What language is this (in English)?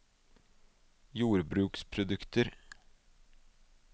Norwegian